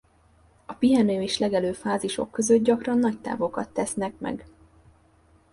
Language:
Hungarian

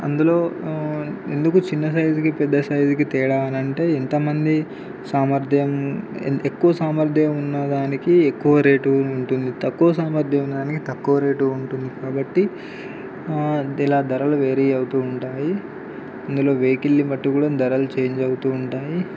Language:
Telugu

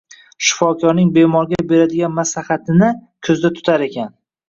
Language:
Uzbek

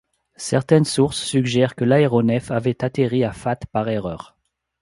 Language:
French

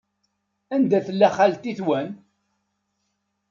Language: Kabyle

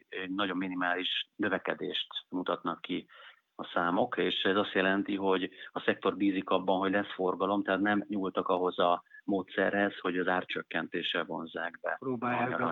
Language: Hungarian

